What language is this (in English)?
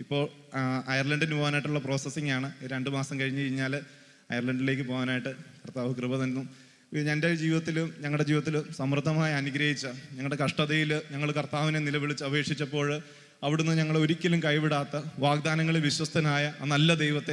Malayalam